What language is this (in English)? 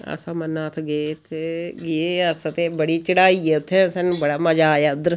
Dogri